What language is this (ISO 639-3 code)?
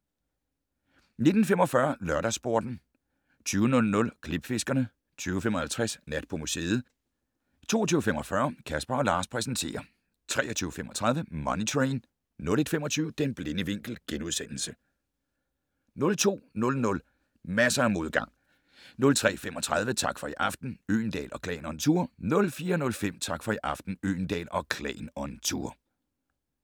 dan